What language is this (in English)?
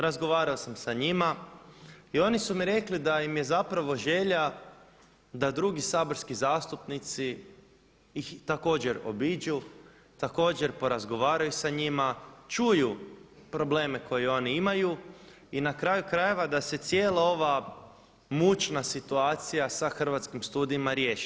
Croatian